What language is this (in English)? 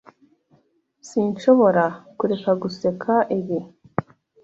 Kinyarwanda